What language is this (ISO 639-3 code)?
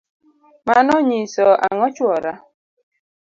luo